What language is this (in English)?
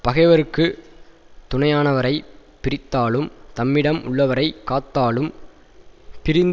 Tamil